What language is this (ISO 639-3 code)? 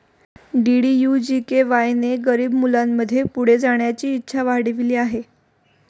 mar